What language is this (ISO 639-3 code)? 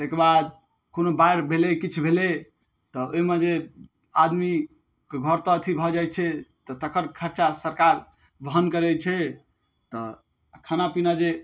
mai